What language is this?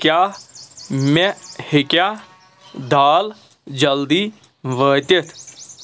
Kashmiri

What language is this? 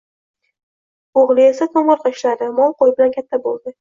Uzbek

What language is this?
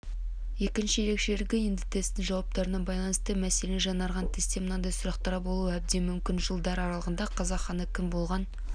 Kazakh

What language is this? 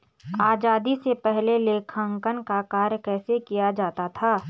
Hindi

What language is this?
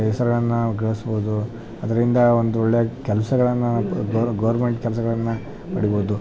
Kannada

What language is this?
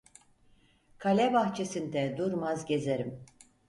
Turkish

